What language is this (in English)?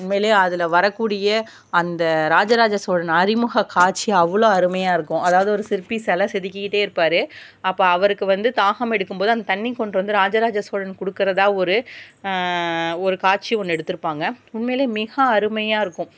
Tamil